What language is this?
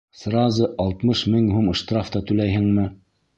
Bashkir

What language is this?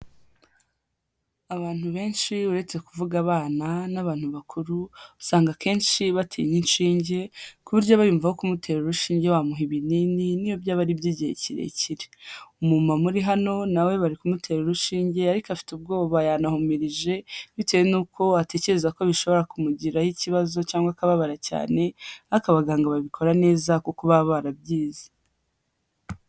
Kinyarwanda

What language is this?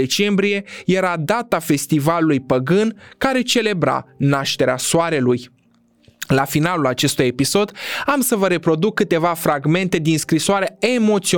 Romanian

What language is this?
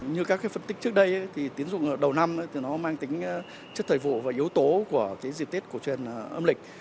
Vietnamese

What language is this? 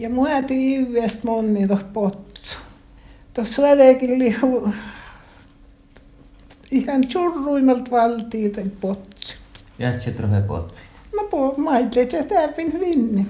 Finnish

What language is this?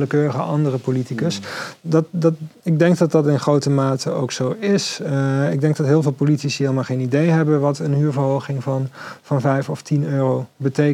Dutch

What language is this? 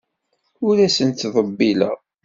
Kabyle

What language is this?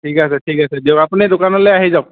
Assamese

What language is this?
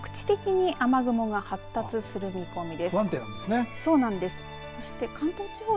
Japanese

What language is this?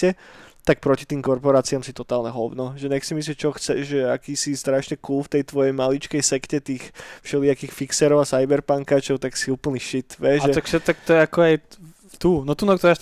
Slovak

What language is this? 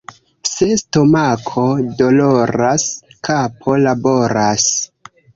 Esperanto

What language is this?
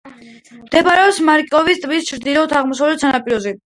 Georgian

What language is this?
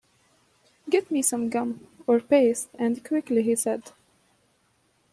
English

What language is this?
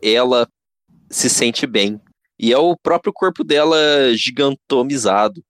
Portuguese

